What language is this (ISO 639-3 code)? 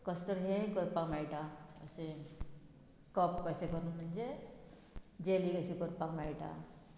kok